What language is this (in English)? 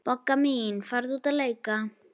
Icelandic